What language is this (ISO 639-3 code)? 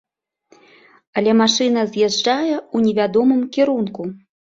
bel